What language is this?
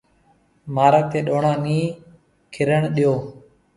Marwari (Pakistan)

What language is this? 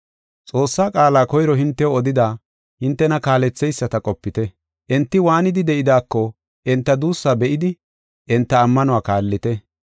Gofa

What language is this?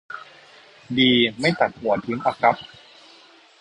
Thai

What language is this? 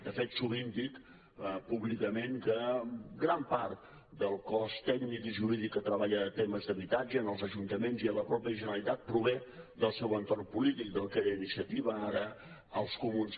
Catalan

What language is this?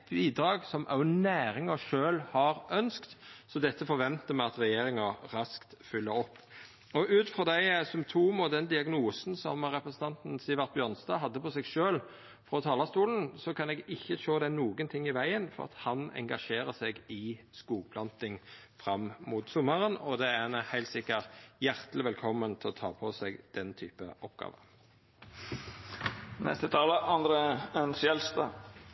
Norwegian Nynorsk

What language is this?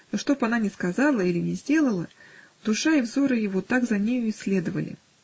Russian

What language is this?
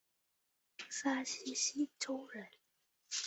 Chinese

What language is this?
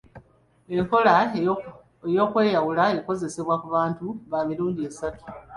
Ganda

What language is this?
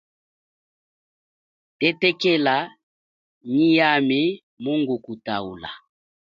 Chokwe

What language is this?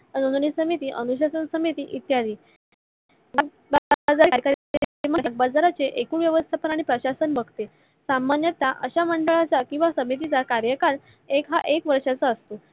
Marathi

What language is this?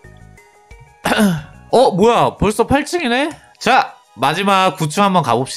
Korean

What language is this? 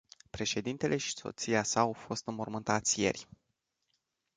Romanian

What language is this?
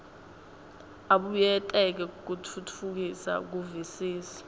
Swati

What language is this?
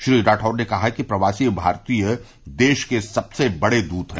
Hindi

